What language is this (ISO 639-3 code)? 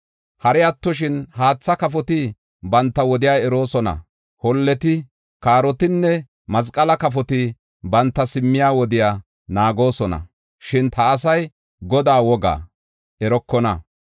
gof